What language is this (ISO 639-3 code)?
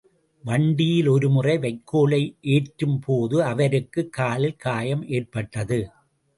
tam